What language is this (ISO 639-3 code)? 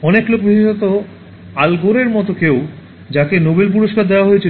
ben